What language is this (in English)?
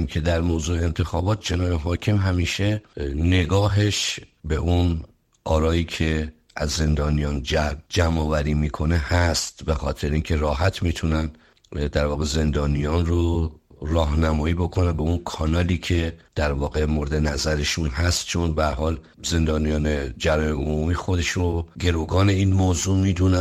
Persian